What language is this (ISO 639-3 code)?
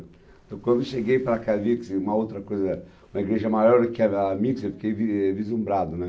por